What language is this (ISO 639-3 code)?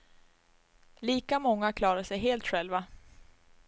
swe